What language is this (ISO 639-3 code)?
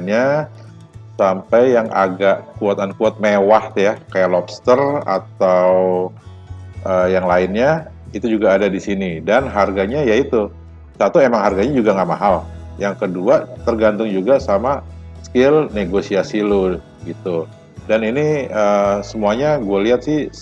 ind